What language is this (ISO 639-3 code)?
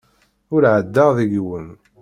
kab